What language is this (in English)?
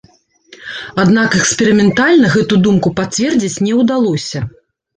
Belarusian